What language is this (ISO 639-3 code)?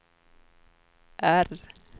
swe